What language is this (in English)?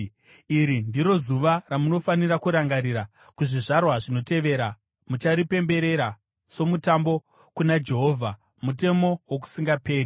Shona